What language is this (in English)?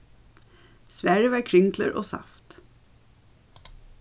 Faroese